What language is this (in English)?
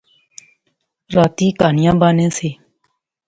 Pahari-Potwari